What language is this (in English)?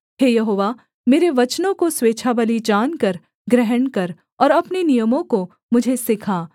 Hindi